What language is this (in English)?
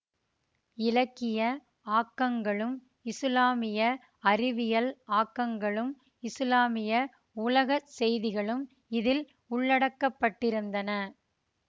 Tamil